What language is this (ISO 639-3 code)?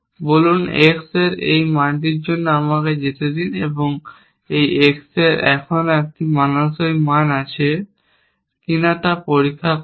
ben